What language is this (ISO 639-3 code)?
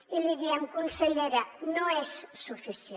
cat